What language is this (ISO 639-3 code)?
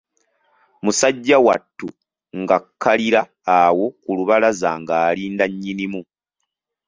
lug